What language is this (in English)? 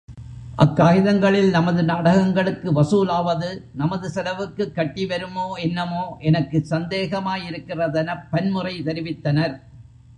Tamil